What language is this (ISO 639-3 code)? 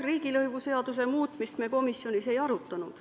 est